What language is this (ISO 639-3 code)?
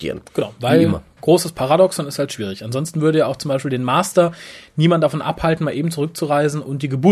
deu